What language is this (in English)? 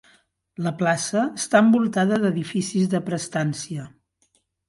Catalan